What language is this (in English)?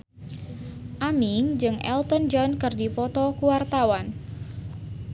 Sundanese